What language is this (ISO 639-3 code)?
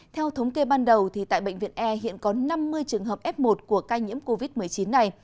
vie